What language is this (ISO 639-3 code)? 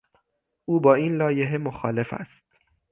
fas